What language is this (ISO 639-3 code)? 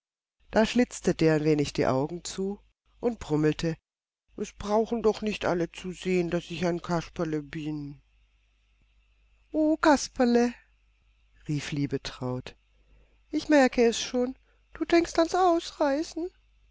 deu